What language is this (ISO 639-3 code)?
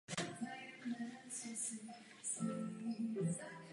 ces